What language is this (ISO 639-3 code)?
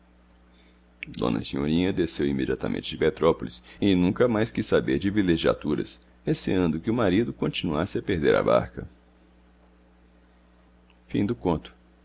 por